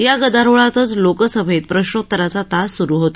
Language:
Marathi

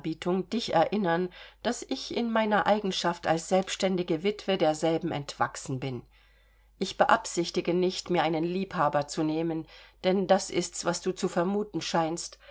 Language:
German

